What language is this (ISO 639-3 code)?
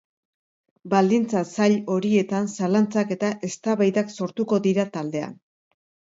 eus